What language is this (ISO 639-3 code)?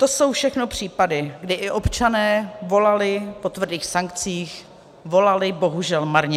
ces